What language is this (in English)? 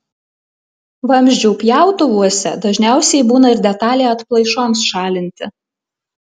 Lithuanian